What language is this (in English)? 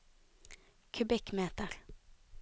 Norwegian